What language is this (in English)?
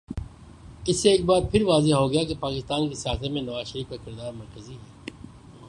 Urdu